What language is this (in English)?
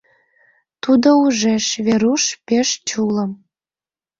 Mari